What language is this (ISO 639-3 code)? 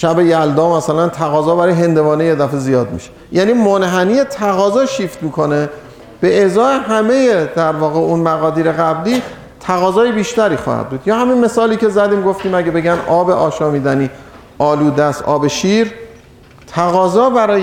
fas